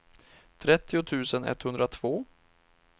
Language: Swedish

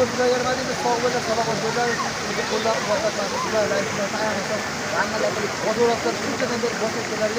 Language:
Turkish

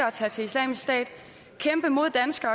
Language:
Danish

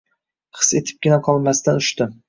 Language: Uzbek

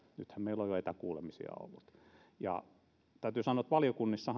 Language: Finnish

